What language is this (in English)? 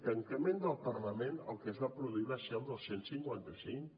Catalan